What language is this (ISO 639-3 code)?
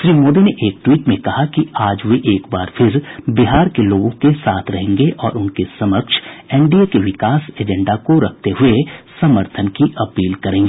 hin